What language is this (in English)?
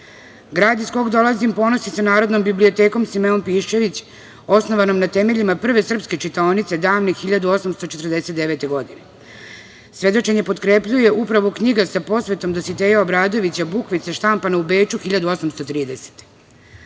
Serbian